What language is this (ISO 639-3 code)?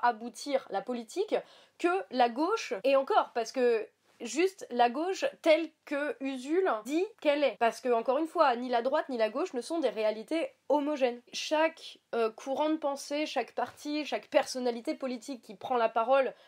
fra